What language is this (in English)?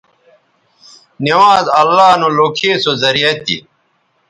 Bateri